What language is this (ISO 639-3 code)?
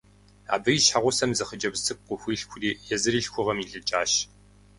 kbd